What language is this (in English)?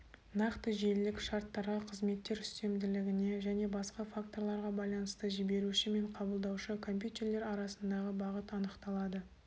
Kazakh